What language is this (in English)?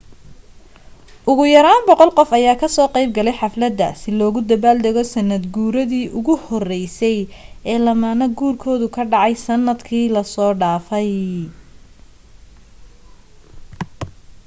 Somali